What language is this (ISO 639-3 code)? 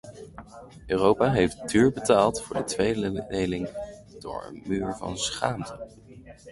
nld